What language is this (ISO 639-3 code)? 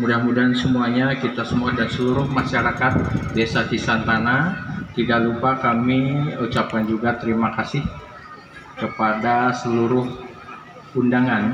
ind